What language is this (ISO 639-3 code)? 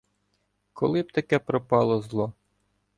ukr